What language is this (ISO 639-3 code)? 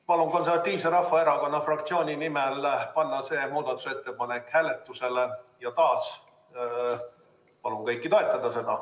est